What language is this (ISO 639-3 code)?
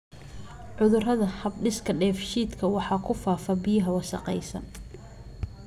som